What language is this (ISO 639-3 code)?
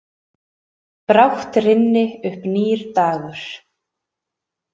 isl